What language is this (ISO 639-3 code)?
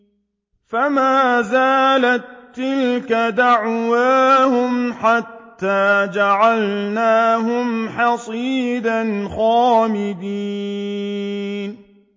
ara